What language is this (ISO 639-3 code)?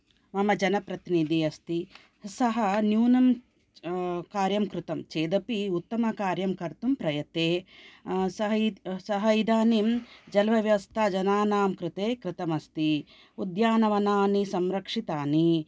san